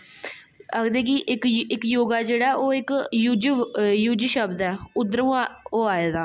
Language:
Dogri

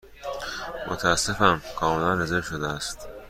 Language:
Persian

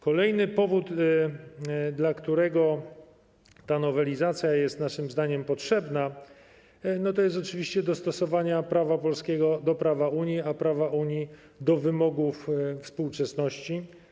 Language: Polish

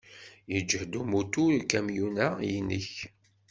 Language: Kabyle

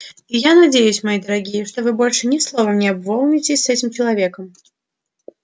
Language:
Russian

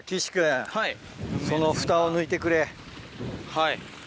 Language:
Japanese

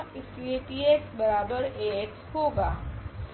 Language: Hindi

